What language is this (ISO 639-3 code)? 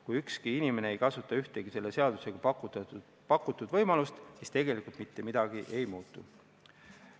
est